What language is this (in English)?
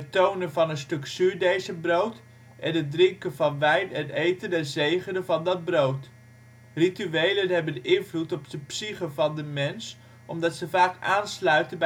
Dutch